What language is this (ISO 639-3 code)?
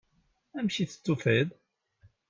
kab